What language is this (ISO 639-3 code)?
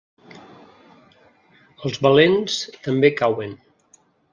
cat